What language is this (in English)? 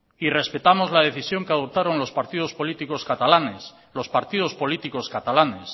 Spanish